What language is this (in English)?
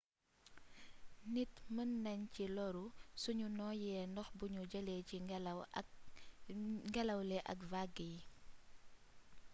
Wolof